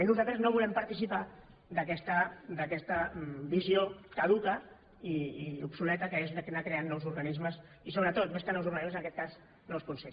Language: Catalan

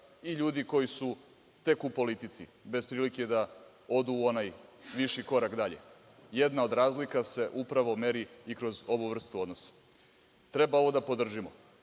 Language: Serbian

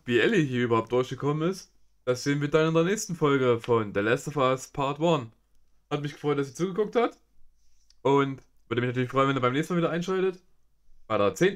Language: German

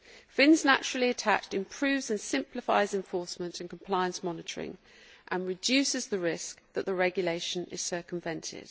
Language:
English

